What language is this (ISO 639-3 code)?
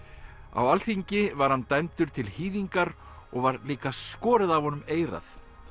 isl